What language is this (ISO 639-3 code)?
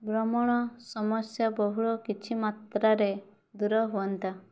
ori